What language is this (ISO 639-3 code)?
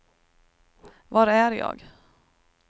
swe